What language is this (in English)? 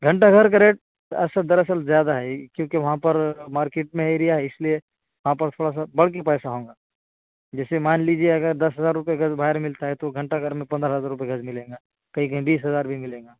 Urdu